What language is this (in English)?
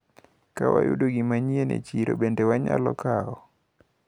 Luo (Kenya and Tanzania)